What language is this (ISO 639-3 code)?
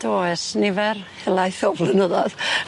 cym